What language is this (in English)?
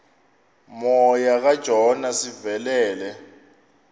Xhosa